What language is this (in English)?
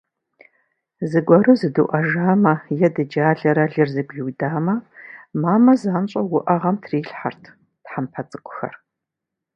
Kabardian